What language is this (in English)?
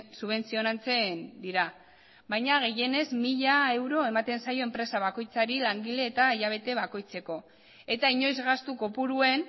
Basque